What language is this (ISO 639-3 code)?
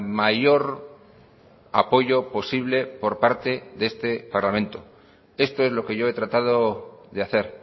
spa